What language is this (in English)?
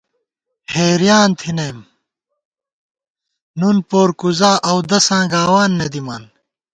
Gawar-Bati